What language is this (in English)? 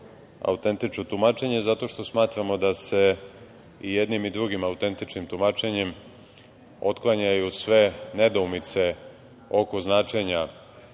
Serbian